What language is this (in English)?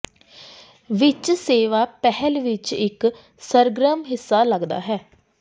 Punjabi